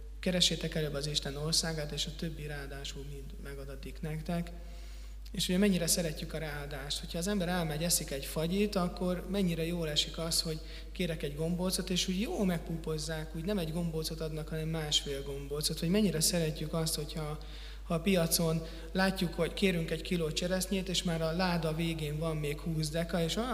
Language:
Hungarian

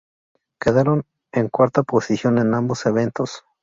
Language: Spanish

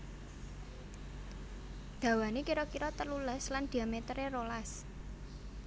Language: Javanese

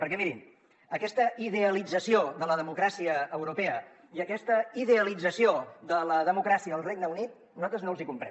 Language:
Catalan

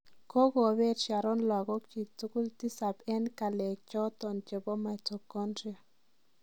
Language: Kalenjin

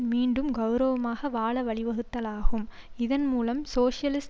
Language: Tamil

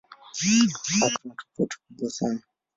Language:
Swahili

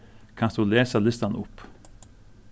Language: Faroese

